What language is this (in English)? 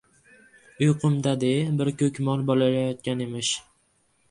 Uzbek